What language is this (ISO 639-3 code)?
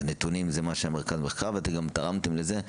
heb